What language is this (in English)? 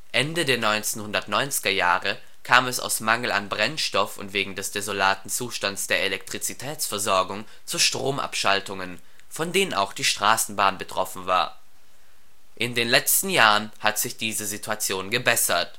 German